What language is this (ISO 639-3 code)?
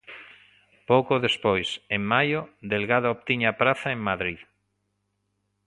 glg